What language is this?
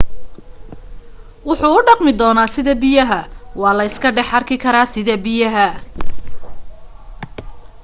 Somali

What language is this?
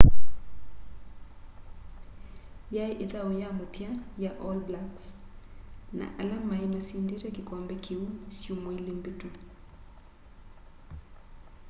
Kamba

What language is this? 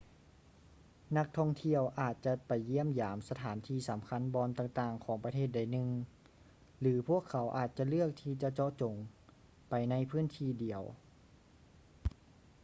Lao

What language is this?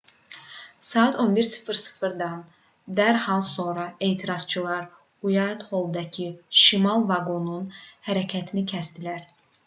Azerbaijani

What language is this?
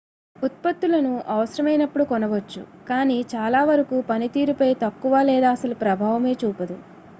Telugu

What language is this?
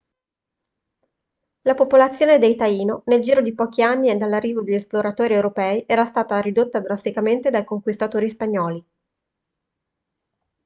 Italian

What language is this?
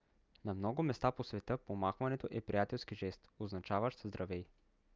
Bulgarian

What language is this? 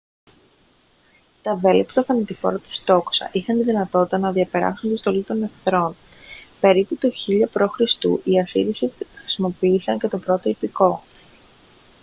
Greek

